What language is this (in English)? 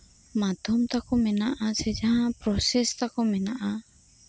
Santali